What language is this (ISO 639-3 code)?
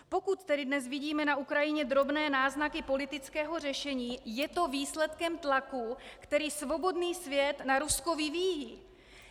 ces